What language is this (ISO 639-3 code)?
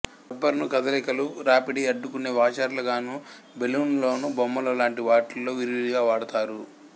tel